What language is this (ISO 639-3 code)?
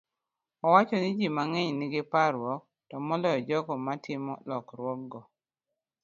luo